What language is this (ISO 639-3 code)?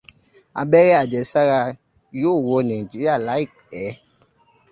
yor